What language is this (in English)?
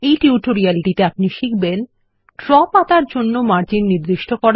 Bangla